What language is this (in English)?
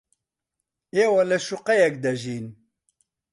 Central Kurdish